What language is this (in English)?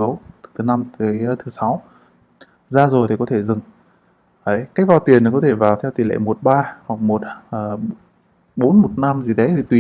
Vietnamese